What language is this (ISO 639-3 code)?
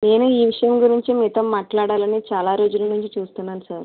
tel